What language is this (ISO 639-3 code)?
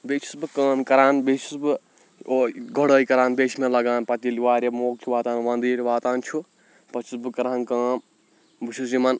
kas